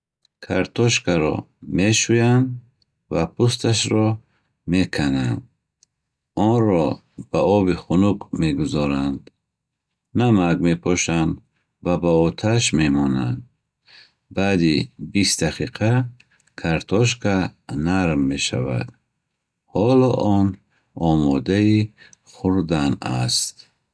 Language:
Bukharic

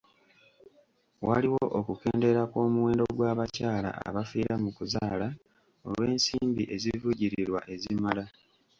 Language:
Ganda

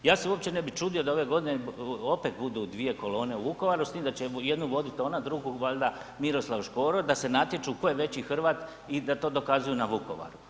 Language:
Croatian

